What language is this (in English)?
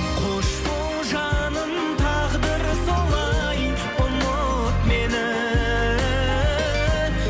Kazakh